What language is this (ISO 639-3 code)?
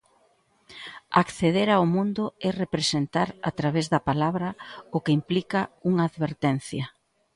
glg